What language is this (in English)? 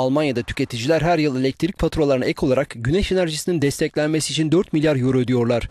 Turkish